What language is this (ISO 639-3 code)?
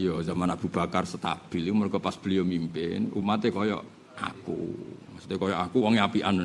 ind